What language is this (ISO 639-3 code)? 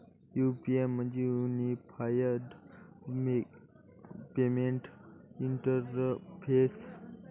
mar